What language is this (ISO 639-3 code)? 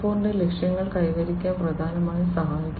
mal